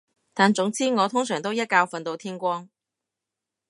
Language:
Cantonese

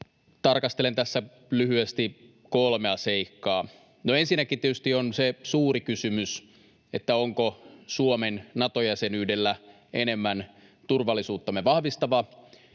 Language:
Finnish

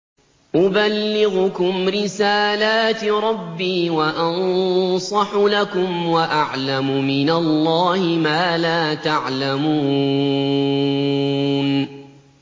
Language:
Arabic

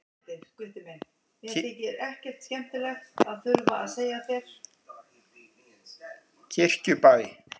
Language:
Icelandic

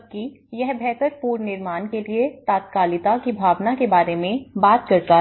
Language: Hindi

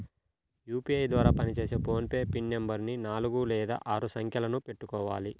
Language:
Telugu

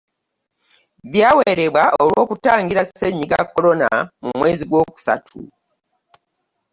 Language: Ganda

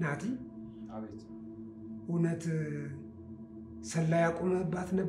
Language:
Arabic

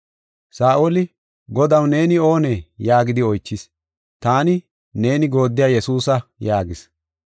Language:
Gofa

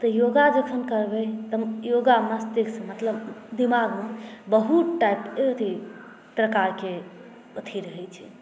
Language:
Maithili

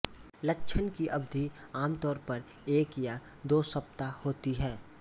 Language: Hindi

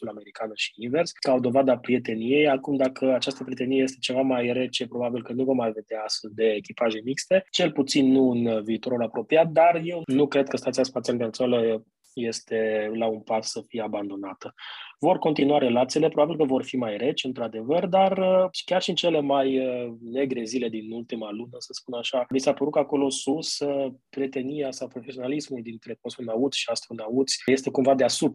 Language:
Romanian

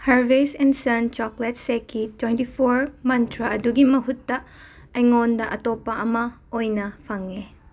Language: Manipuri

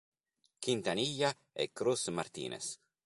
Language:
Italian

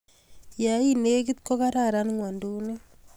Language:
Kalenjin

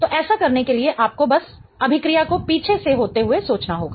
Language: Hindi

